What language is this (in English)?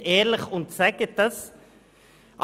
Swiss German